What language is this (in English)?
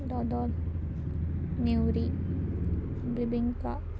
Konkani